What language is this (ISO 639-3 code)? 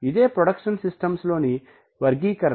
tel